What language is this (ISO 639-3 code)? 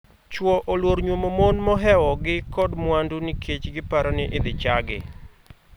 luo